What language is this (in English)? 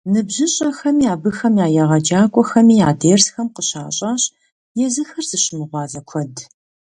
Kabardian